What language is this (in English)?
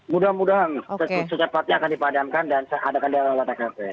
Indonesian